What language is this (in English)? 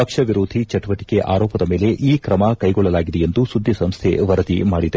Kannada